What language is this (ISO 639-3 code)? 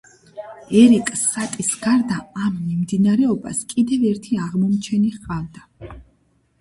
kat